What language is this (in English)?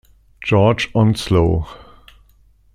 German